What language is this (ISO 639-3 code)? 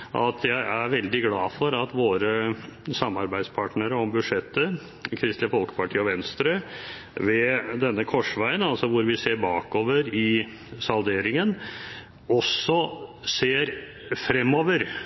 nob